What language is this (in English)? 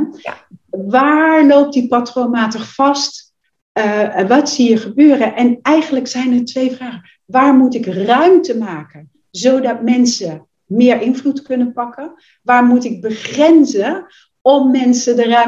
Dutch